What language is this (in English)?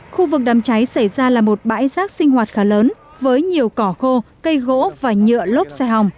Vietnamese